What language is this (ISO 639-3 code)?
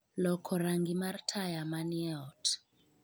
luo